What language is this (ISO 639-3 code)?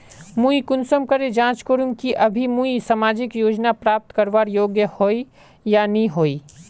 mag